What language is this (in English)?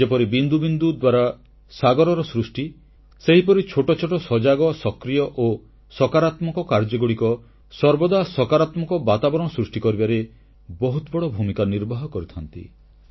Odia